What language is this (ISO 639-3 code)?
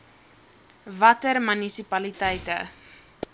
afr